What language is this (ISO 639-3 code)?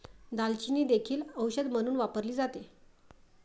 mar